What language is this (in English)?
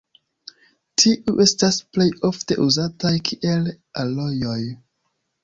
Esperanto